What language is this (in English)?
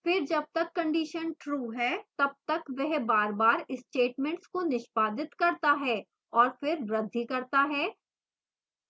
Hindi